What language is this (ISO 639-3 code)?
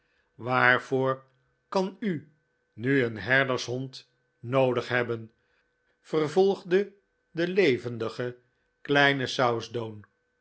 nld